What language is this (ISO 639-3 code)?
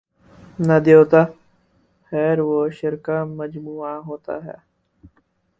urd